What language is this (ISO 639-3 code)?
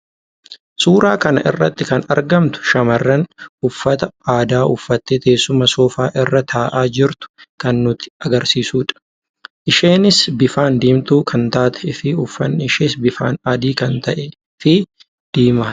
orm